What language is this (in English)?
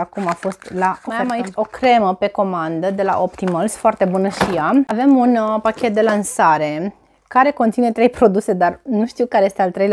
Romanian